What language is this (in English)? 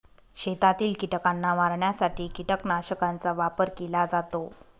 Marathi